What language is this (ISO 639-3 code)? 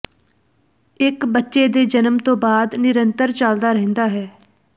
pan